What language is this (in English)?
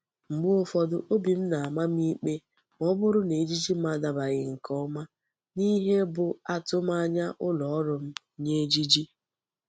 Igbo